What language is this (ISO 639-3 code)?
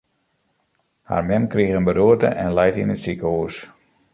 fry